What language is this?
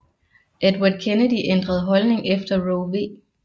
Danish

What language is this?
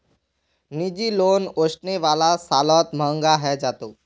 Magahi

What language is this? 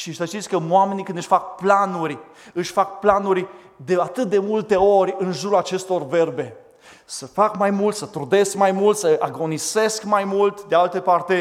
Romanian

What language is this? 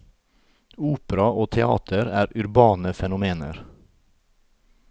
Norwegian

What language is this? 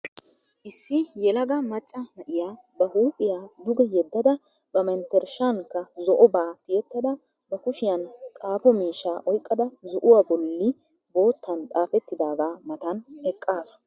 Wolaytta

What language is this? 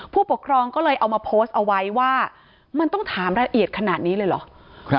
Thai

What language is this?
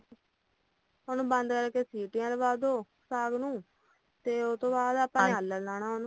Punjabi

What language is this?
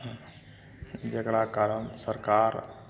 Maithili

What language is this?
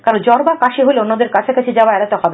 Bangla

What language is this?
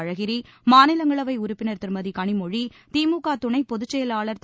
Tamil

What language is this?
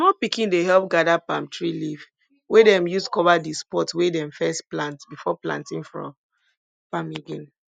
Nigerian Pidgin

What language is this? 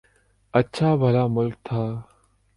Urdu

